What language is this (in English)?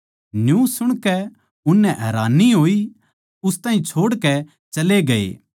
Haryanvi